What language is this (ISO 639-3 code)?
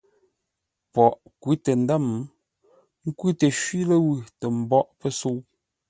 nla